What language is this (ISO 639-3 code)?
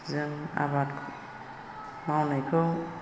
brx